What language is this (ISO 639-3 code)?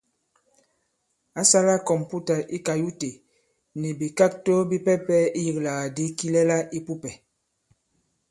abb